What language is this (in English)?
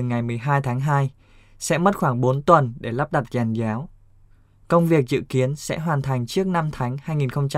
Vietnamese